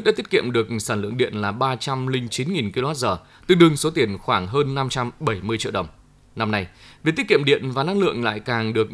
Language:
Vietnamese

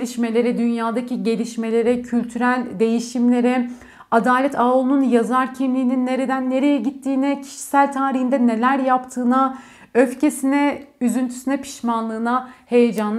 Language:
Turkish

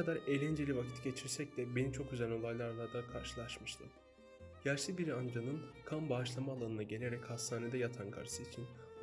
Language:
Turkish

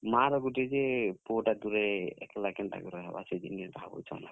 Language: Odia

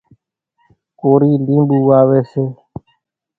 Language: Kachi Koli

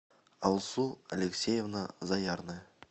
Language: Russian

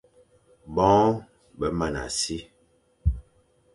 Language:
Fang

